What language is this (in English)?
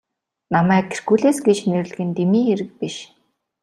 Mongolian